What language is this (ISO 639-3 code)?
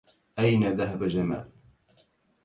ara